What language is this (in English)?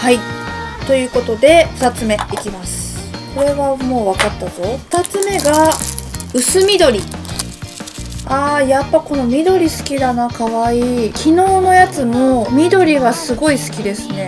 Japanese